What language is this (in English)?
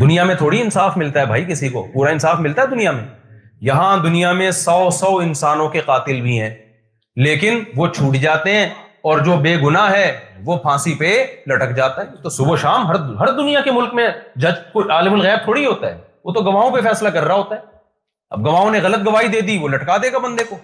Urdu